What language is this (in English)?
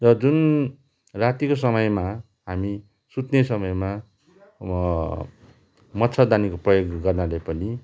Nepali